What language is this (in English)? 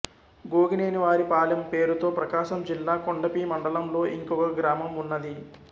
Telugu